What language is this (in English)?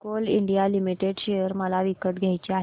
Marathi